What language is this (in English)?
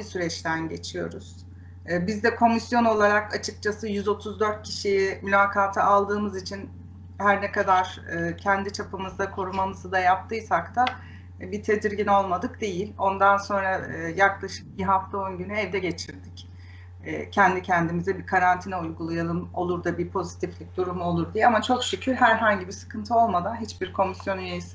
Turkish